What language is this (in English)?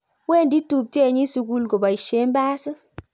Kalenjin